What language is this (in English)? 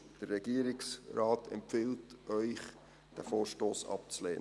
Swiss German